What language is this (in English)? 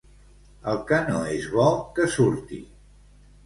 Catalan